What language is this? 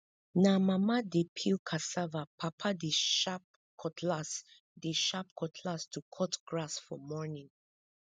Nigerian Pidgin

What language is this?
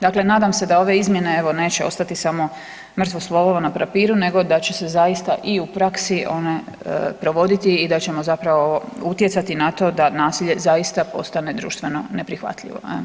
Croatian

